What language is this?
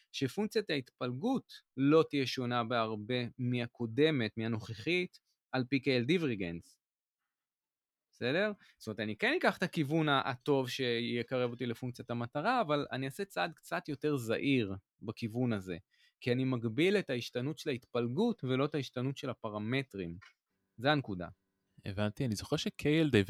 Hebrew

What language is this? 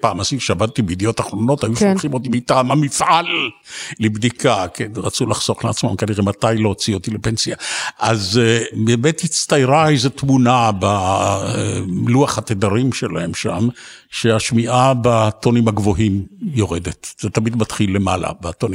Hebrew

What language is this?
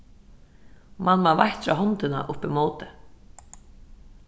Faroese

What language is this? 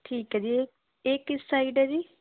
Punjabi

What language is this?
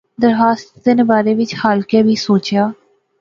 Pahari-Potwari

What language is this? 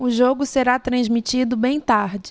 Portuguese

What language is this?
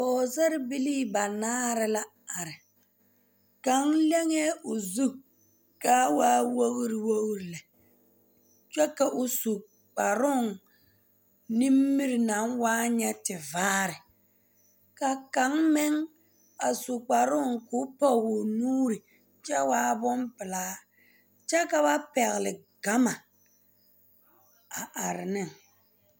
Southern Dagaare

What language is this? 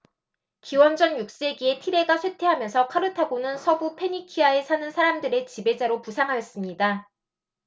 Korean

